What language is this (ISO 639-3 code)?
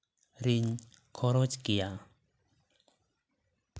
sat